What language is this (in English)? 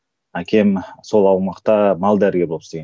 Kazakh